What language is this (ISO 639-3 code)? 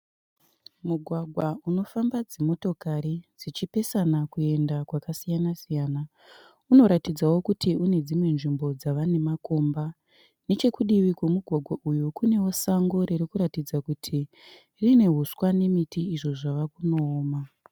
sna